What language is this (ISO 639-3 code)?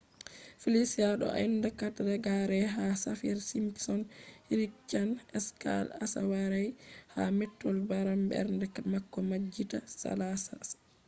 ful